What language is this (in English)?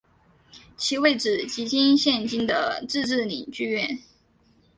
Chinese